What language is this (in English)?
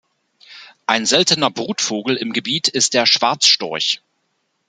German